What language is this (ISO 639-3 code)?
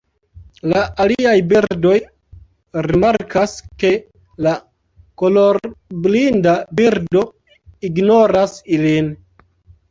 epo